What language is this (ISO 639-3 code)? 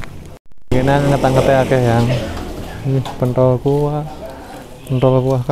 ind